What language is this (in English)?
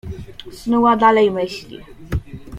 Polish